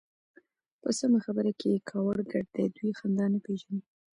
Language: Pashto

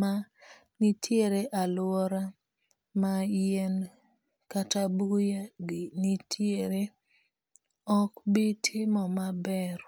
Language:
Luo (Kenya and Tanzania)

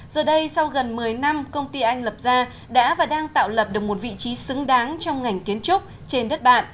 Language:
Vietnamese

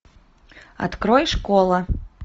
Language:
Russian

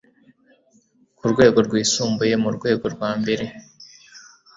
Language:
Kinyarwanda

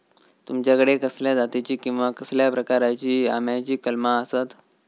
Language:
Marathi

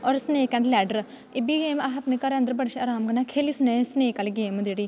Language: Dogri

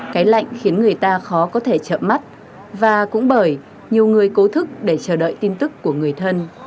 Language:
Vietnamese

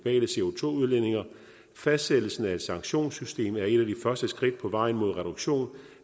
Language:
Danish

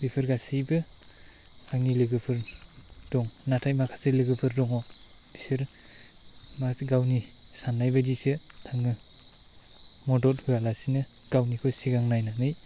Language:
Bodo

